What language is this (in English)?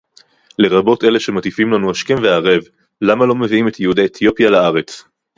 Hebrew